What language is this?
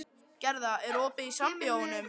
Icelandic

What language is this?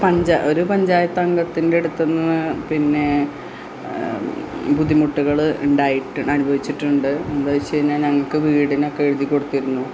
Malayalam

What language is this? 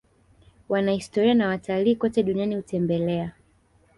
Swahili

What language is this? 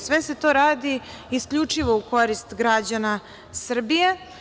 Serbian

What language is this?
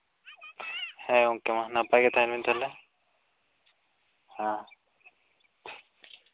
Santali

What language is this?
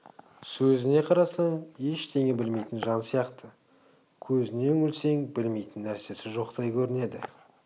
Kazakh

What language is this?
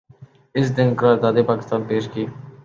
Urdu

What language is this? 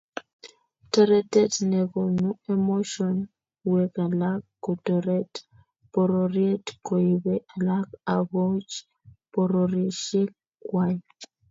Kalenjin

